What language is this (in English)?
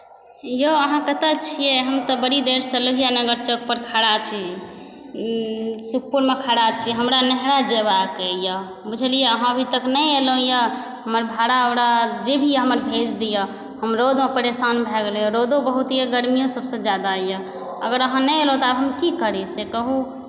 Maithili